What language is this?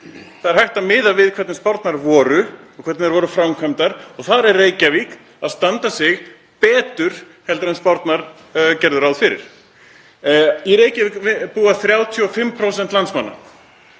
Icelandic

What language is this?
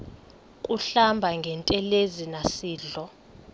Xhosa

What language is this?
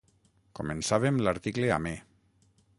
Catalan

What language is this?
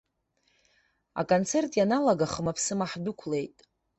Abkhazian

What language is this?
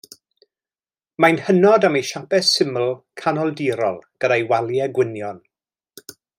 Welsh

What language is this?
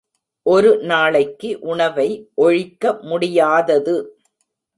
Tamil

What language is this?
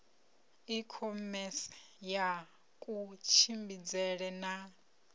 Venda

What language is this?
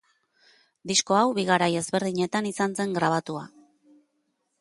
Basque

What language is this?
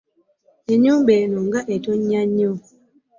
Ganda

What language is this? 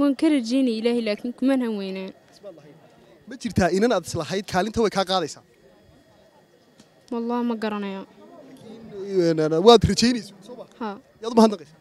Arabic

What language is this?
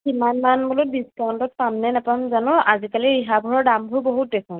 Assamese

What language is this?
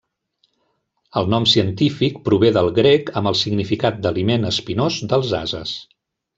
Catalan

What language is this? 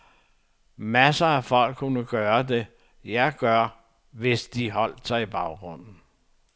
Danish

